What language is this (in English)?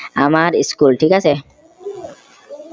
Assamese